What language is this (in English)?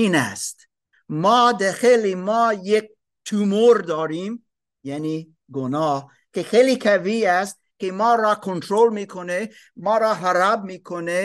Persian